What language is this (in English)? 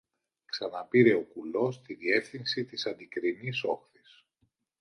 Greek